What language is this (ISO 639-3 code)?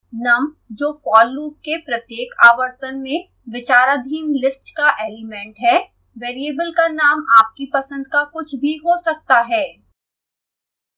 hin